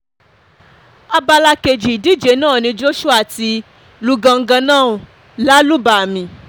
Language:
Yoruba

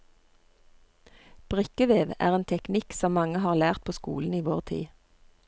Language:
Norwegian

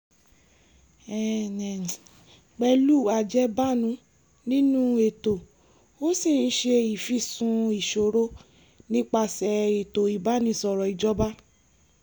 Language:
Yoruba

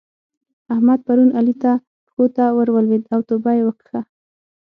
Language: Pashto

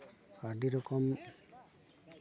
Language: Santali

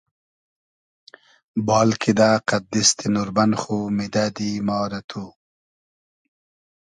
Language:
Hazaragi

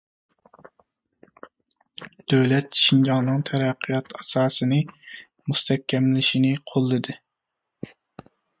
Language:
Uyghur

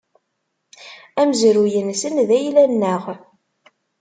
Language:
Kabyle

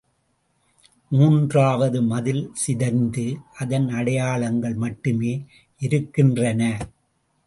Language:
Tamil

